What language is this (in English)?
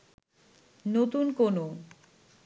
Bangla